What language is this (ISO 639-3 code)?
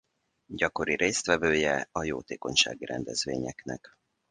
hun